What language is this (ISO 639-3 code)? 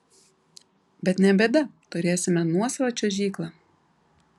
lit